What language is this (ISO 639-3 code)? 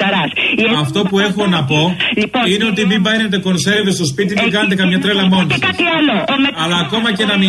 ell